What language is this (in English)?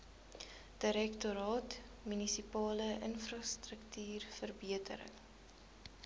Afrikaans